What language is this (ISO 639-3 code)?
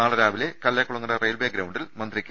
mal